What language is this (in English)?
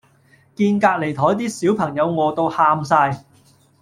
Cantonese